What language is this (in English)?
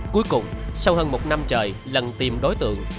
Vietnamese